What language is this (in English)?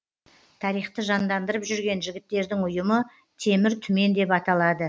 Kazakh